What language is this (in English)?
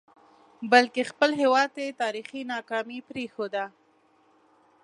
Pashto